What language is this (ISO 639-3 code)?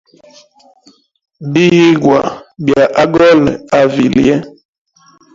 hem